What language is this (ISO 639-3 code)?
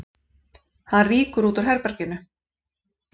isl